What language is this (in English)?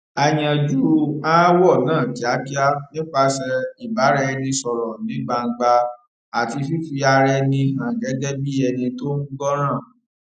Yoruba